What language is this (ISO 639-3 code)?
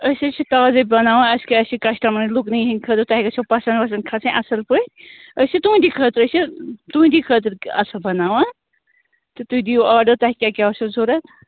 kas